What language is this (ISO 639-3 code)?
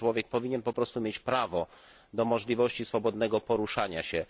pol